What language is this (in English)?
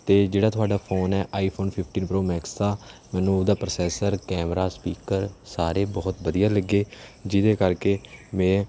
Punjabi